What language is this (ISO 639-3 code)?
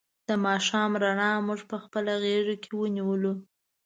pus